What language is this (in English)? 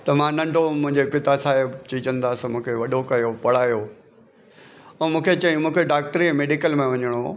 Sindhi